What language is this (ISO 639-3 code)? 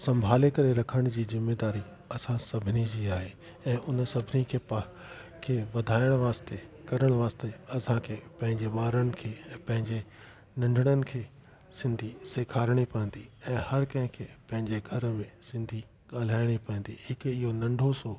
snd